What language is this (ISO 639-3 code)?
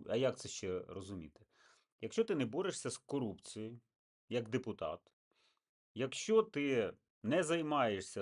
ukr